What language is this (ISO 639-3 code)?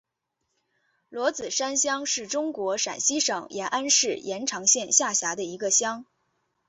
zho